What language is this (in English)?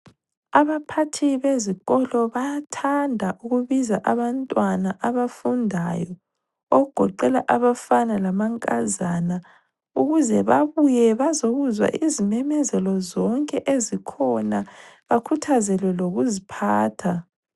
North Ndebele